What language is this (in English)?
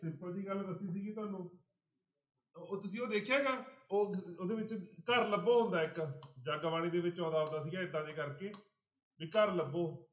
Punjabi